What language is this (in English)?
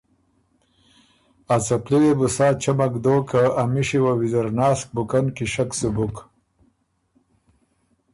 Ormuri